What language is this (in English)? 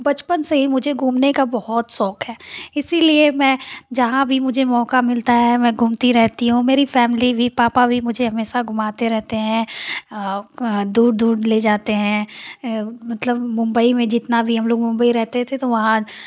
Hindi